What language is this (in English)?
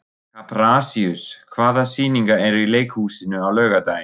Icelandic